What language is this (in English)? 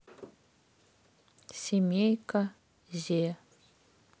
Russian